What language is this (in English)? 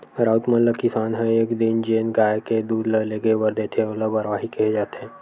Chhattisgarhi